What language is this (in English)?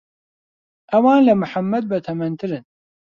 Central Kurdish